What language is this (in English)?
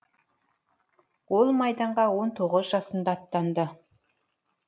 Kazakh